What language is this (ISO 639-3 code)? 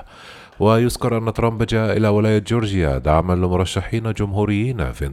ara